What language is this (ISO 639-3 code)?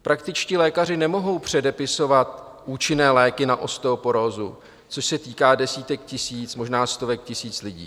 ces